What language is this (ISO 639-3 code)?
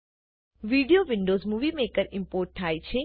guj